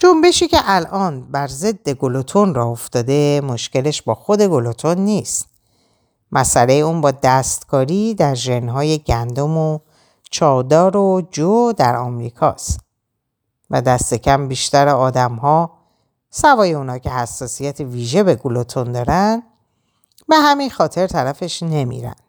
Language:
Persian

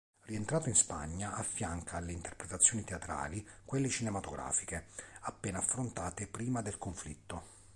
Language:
Italian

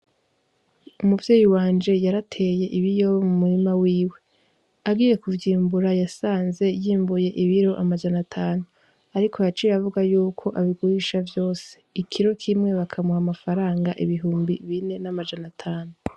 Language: Rundi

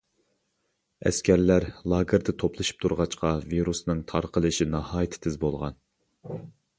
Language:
Uyghur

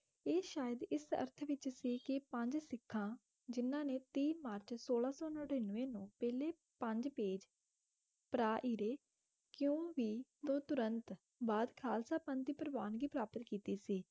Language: Punjabi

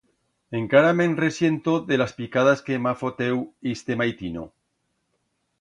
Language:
Aragonese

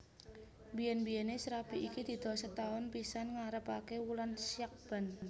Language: Javanese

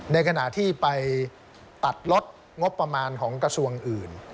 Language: Thai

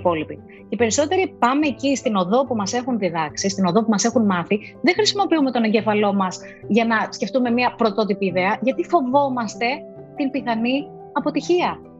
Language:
Greek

